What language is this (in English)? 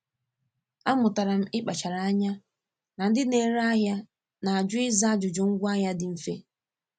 Igbo